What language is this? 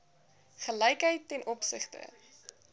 Afrikaans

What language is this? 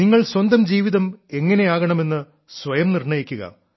Malayalam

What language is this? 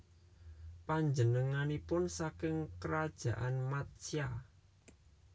Javanese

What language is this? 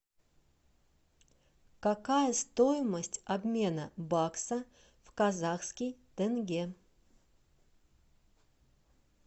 Russian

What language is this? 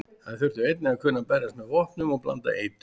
Icelandic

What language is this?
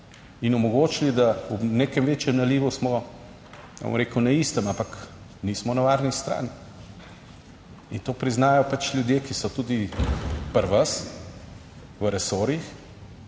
Slovenian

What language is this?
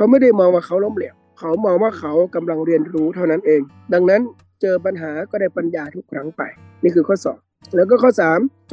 Thai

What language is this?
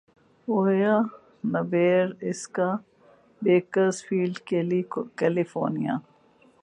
Urdu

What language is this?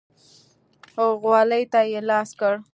Pashto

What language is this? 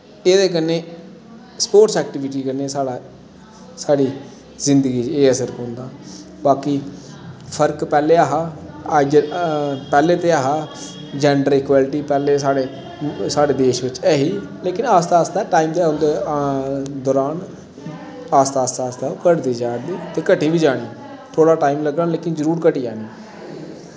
Dogri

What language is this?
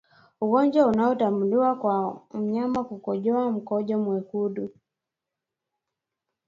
Swahili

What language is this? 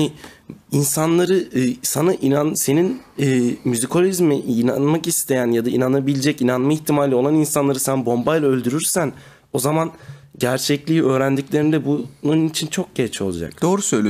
Turkish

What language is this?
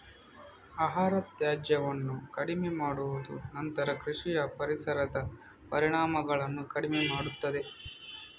Kannada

